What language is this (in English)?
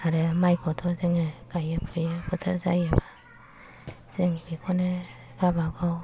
Bodo